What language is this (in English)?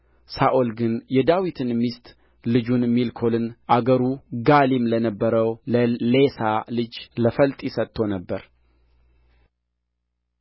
Amharic